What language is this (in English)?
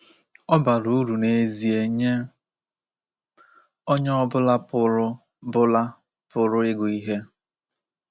Igbo